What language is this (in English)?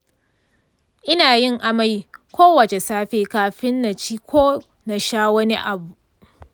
Hausa